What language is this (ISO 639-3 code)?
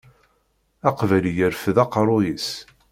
kab